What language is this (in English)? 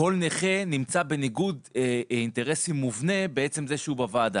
Hebrew